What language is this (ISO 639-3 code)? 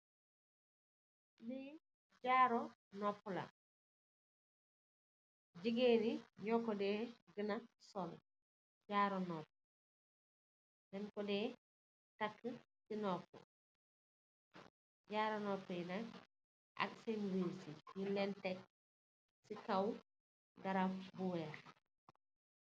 wol